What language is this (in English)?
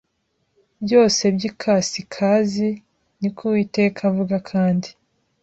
Kinyarwanda